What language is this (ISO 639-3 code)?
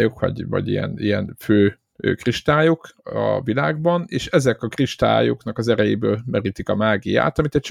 hun